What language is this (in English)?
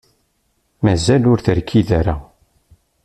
Kabyle